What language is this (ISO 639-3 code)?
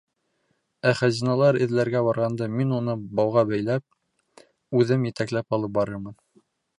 bak